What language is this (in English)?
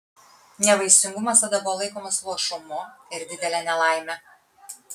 Lithuanian